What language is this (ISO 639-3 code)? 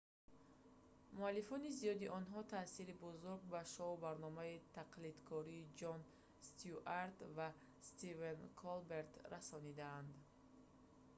tgk